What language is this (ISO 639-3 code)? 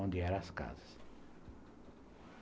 por